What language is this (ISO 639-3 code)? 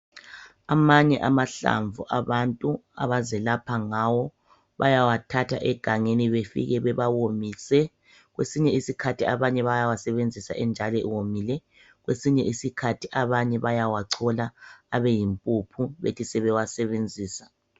nde